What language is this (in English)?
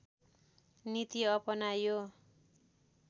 Nepali